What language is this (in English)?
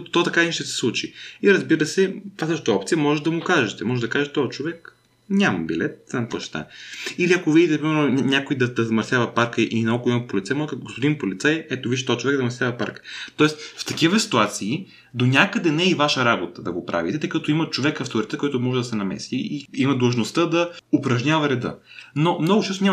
Bulgarian